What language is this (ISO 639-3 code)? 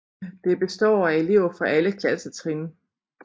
dan